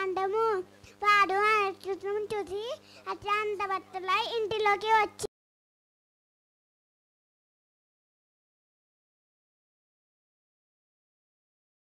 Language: Hindi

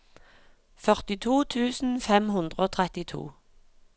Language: Norwegian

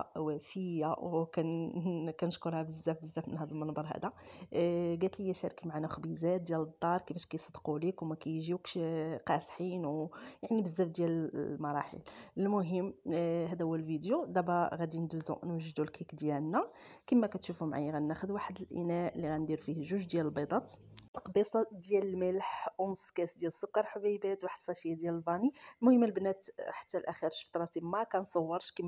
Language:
Arabic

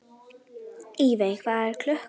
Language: Icelandic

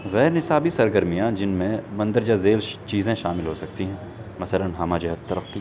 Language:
Urdu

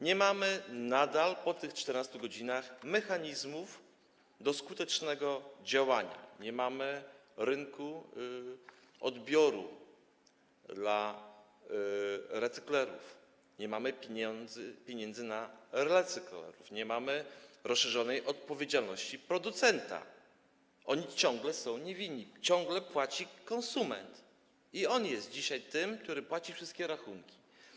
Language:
Polish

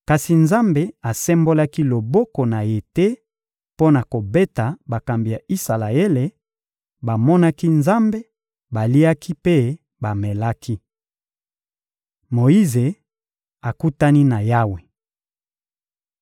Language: Lingala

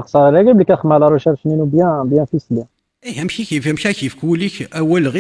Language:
Arabic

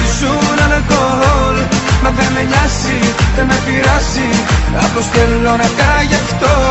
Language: Greek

